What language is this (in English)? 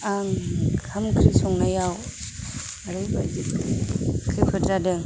Bodo